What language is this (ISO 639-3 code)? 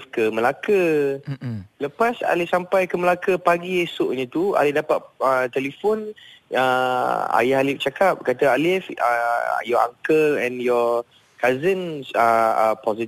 msa